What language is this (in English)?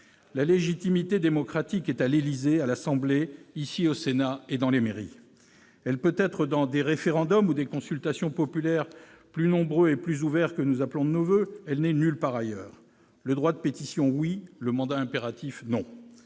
French